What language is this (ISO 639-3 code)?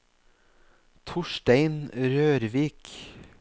nor